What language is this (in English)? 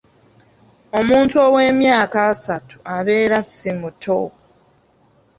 Ganda